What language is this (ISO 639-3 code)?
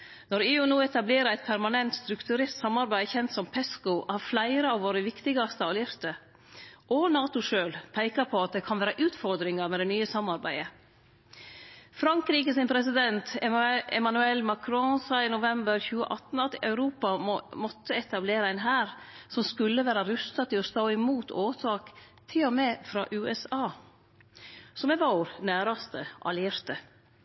nno